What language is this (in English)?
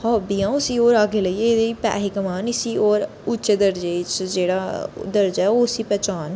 Dogri